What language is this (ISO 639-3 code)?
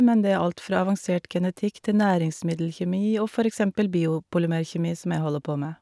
nor